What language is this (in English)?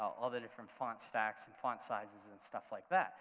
English